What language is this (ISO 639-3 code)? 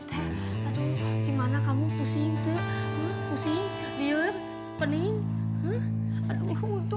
ind